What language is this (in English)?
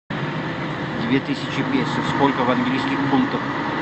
Russian